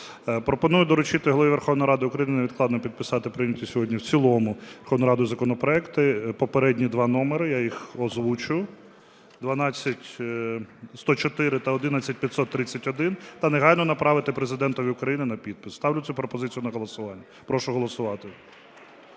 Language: Ukrainian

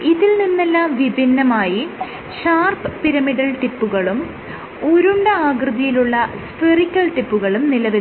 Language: Malayalam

